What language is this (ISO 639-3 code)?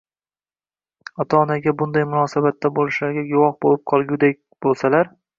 uzb